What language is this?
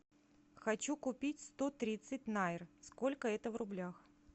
Russian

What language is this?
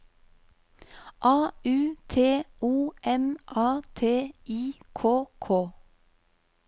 Norwegian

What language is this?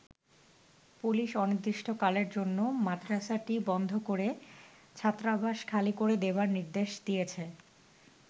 Bangla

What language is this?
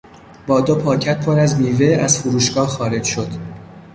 Persian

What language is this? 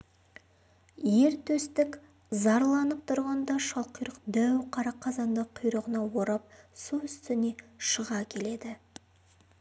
Kazakh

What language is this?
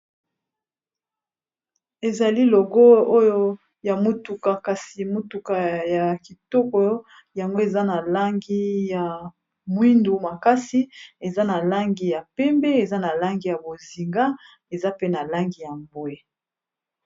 Lingala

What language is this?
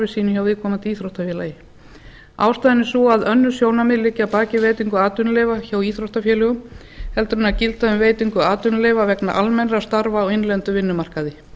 Icelandic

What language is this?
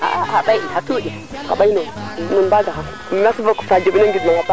Serer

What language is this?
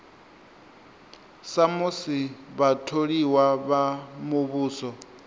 Venda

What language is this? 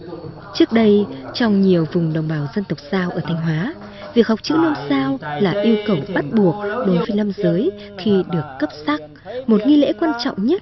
Vietnamese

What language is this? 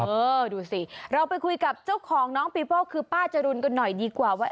Thai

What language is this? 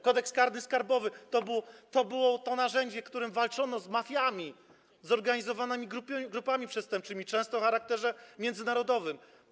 Polish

